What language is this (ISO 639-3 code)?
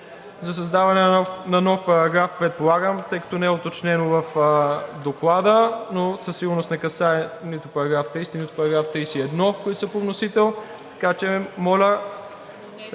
bul